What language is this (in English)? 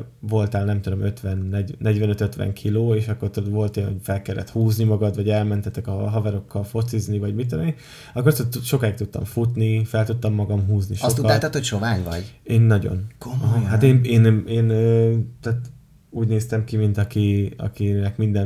Hungarian